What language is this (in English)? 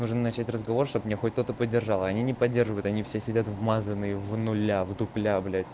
Russian